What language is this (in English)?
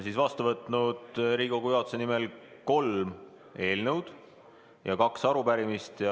Estonian